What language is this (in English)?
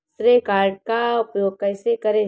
Hindi